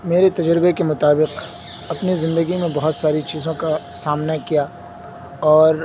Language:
Urdu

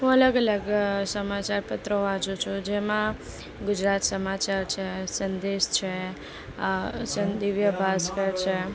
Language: Gujarati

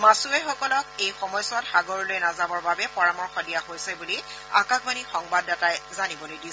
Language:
Assamese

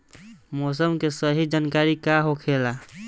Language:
Bhojpuri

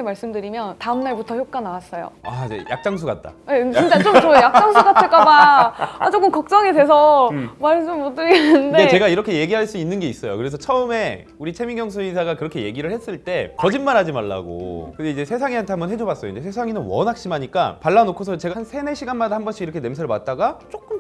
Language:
Korean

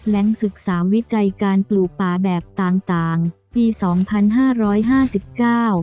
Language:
Thai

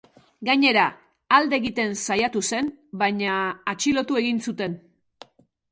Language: Basque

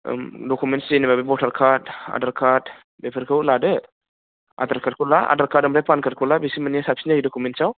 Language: Bodo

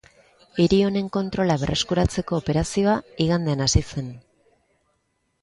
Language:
Basque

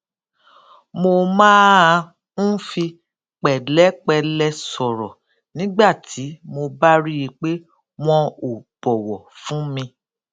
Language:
Yoruba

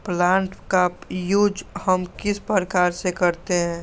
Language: Magahi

